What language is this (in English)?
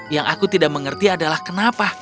Indonesian